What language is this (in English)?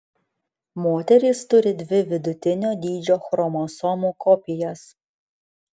Lithuanian